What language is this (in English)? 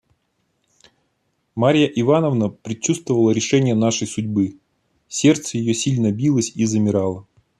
Russian